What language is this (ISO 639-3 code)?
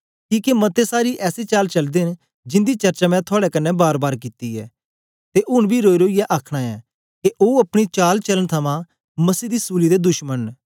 doi